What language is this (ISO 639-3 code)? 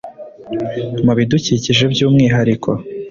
kin